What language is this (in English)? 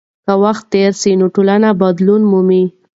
Pashto